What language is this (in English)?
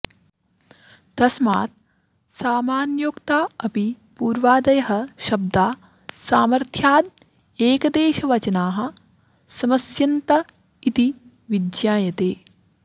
Sanskrit